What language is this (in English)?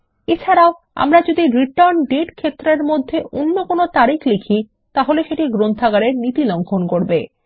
Bangla